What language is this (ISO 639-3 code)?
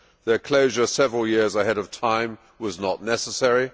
eng